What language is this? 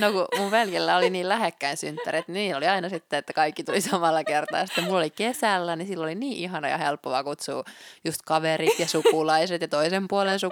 Finnish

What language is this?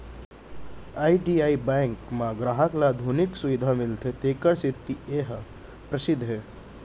Chhattisgarhi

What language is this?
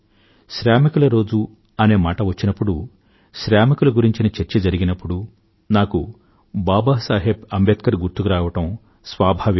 Telugu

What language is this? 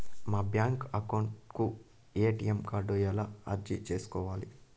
Telugu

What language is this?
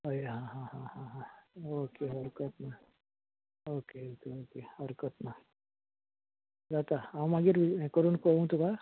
Konkani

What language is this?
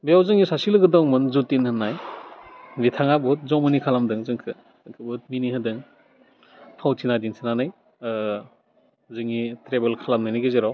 Bodo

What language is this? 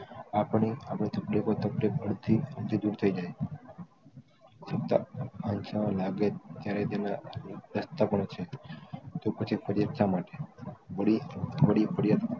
Gujarati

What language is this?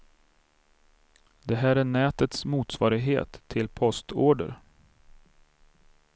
Swedish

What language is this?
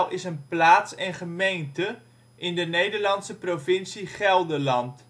Dutch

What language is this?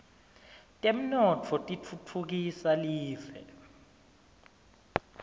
Swati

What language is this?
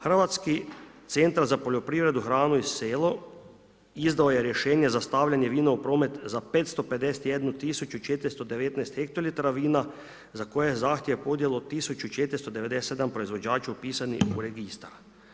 Croatian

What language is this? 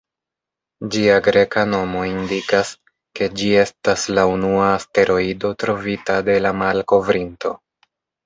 Esperanto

